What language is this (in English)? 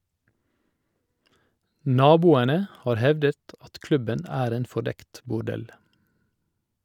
Norwegian